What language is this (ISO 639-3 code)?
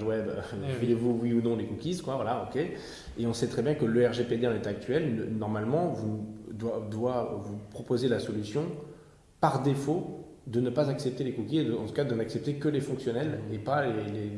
fra